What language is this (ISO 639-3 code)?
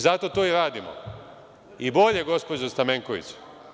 srp